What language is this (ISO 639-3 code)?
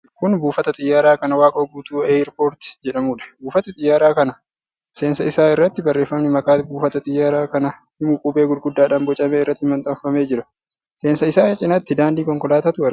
orm